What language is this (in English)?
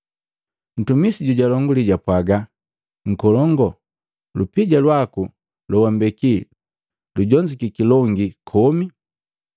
Matengo